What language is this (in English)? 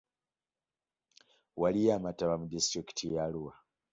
Ganda